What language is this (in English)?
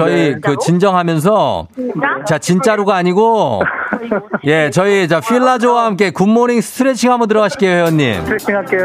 Korean